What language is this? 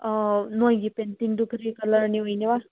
Manipuri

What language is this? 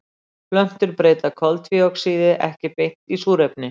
Icelandic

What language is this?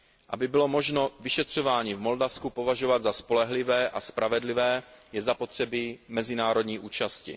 Czech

